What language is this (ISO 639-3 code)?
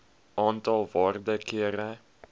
afr